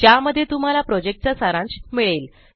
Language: Marathi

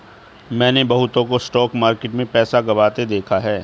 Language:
Hindi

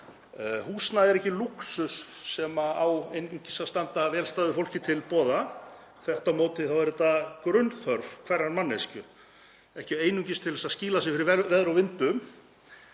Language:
Icelandic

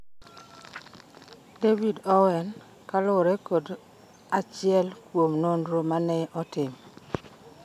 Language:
Luo (Kenya and Tanzania)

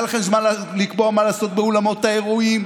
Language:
Hebrew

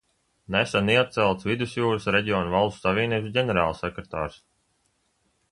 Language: Latvian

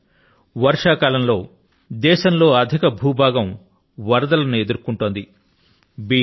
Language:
Telugu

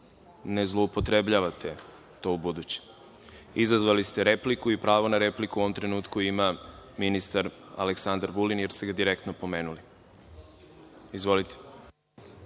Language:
Serbian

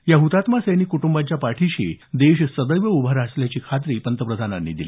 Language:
Marathi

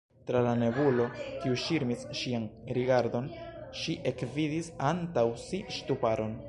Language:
Esperanto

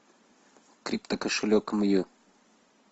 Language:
Russian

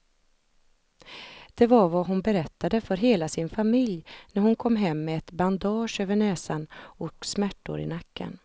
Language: Swedish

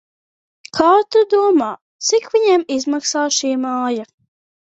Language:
Latvian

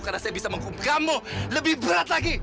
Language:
Indonesian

